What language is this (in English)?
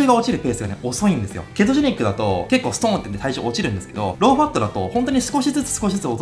Japanese